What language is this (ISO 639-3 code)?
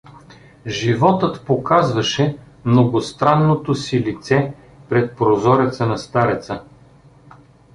bul